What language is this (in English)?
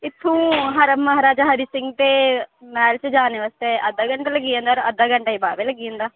Dogri